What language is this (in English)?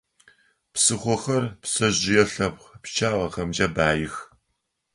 Adyghe